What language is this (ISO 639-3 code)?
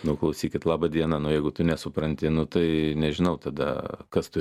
lit